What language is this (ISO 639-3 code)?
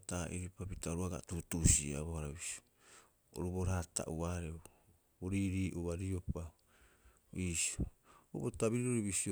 kyx